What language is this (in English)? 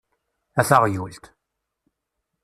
Kabyle